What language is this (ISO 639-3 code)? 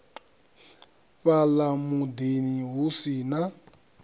ven